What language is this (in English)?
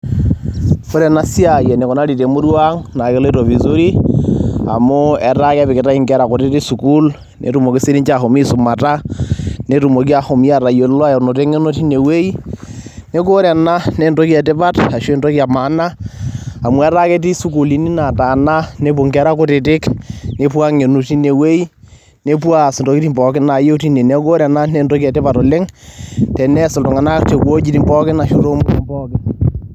Masai